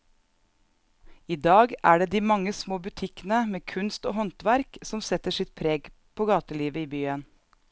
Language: Norwegian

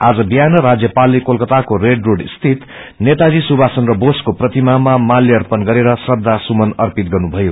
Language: Nepali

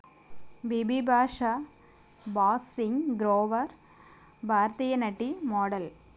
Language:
Telugu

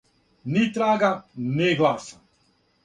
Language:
Serbian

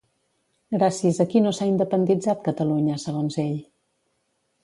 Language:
Catalan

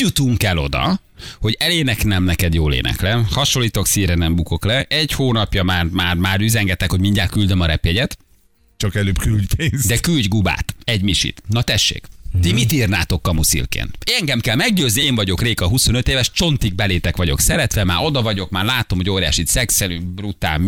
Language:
Hungarian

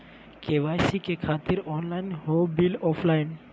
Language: Magahi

